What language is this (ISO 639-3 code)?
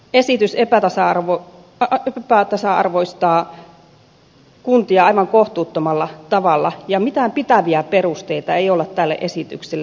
fin